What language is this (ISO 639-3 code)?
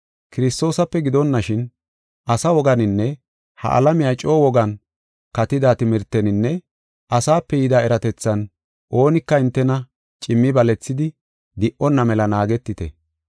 gof